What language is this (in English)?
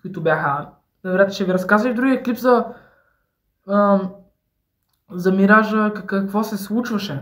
Bulgarian